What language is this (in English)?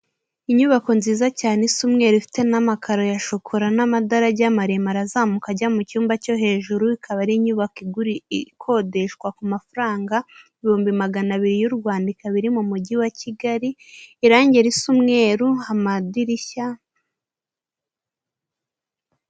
Kinyarwanda